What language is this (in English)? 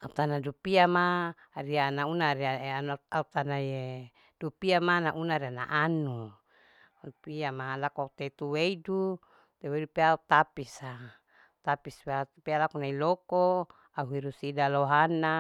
Larike-Wakasihu